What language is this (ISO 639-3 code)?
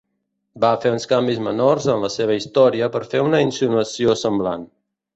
cat